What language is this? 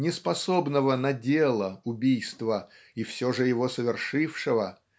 Russian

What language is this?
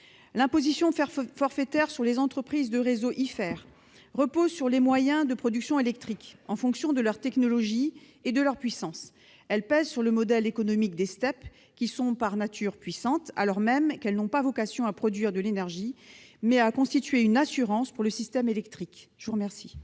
French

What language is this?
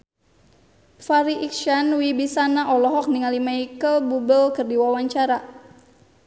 Sundanese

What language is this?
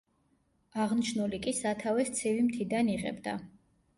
Georgian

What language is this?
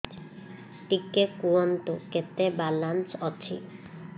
Odia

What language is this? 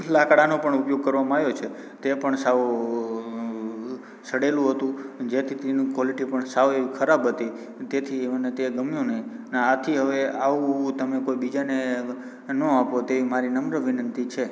Gujarati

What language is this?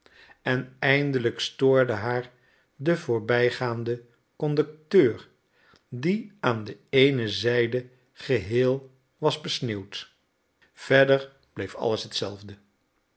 Dutch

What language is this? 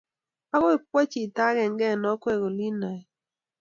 Kalenjin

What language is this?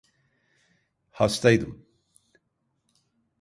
Turkish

